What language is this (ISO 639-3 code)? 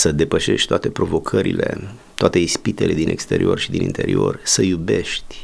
ron